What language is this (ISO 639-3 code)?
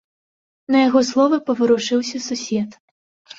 bel